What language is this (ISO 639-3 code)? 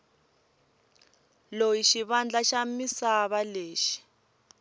tso